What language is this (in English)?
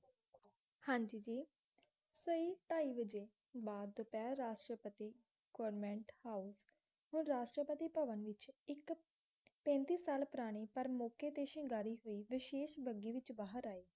Punjabi